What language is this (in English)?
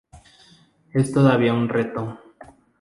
Spanish